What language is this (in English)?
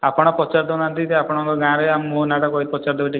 Odia